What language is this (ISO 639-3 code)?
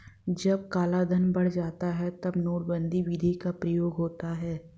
hin